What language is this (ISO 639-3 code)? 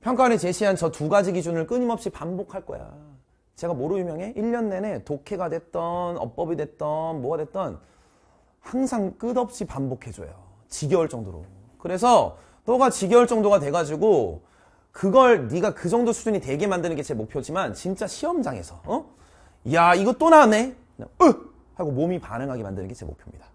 kor